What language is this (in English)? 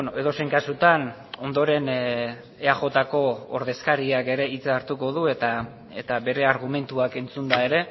Basque